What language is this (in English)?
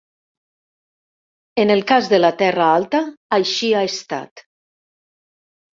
Catalan